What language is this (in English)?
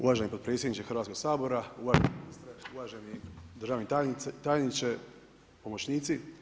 Croatian